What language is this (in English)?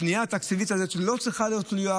Hebrew